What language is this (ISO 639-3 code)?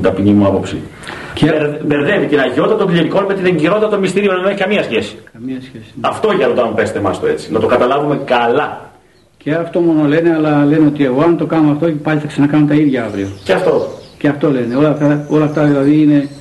ell